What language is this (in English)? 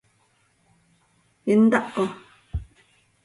Seri